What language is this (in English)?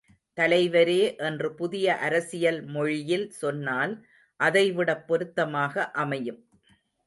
Tamil